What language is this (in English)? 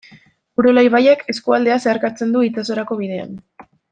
Basque